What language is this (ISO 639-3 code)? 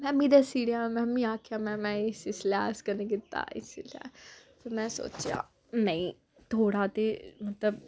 doi